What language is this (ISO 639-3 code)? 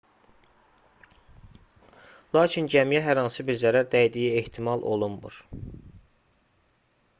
aze